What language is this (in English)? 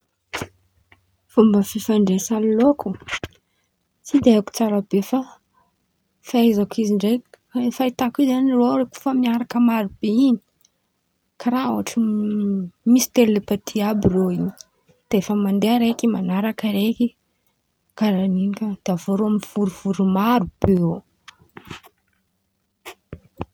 Antankarana Malagasy